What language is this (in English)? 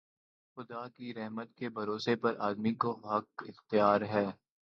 Urdu